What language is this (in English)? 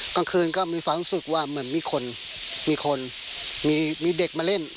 Thai